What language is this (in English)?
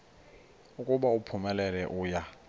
Xhosa